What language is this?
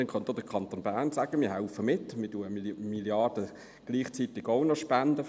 Swiss German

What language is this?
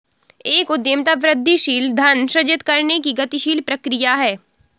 Hindi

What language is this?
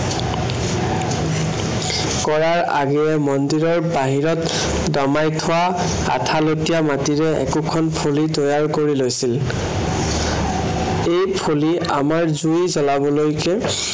Assamese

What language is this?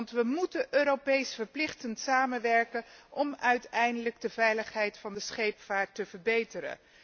Dutch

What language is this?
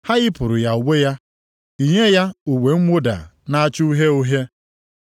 Igbo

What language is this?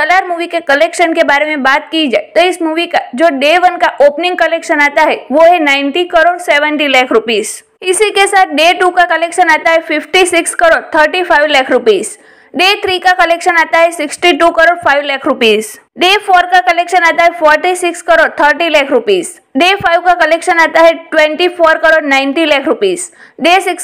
Hindi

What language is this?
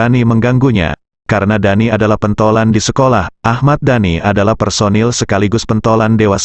Indonesian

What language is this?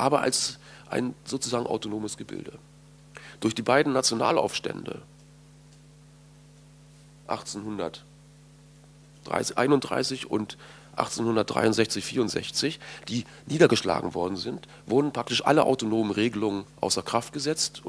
German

